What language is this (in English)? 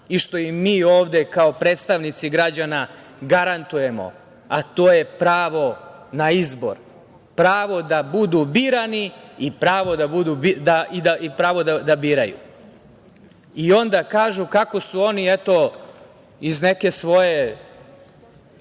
Serbian